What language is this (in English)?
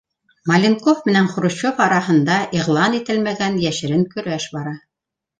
Bashkir